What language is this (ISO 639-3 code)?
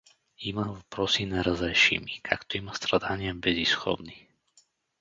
bul